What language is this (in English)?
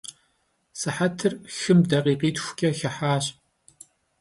Kabardian